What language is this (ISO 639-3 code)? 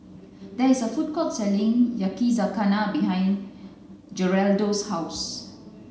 eng